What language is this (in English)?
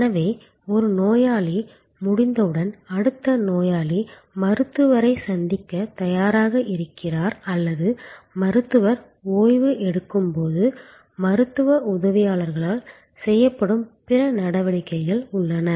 Tamil